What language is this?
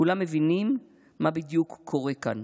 Hebrew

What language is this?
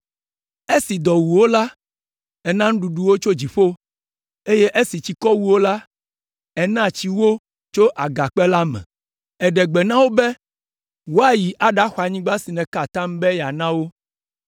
Ewe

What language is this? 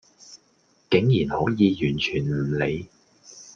Cantonese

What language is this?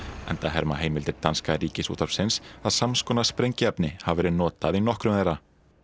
Icelandic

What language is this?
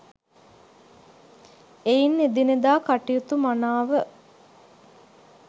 Sinhala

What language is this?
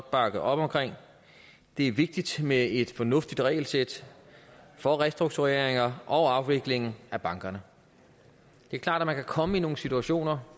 Danish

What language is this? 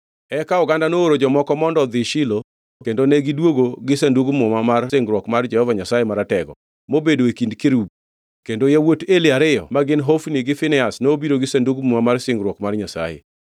Luo (Kenya and Tanzania)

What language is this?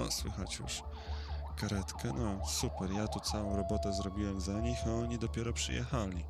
Polish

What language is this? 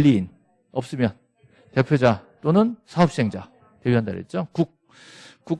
Korean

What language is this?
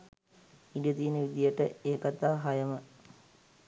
Sinhala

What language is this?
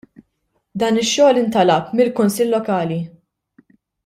Maltese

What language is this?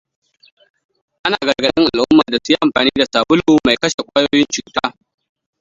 Hausa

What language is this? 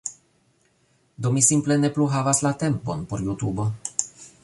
Esperanto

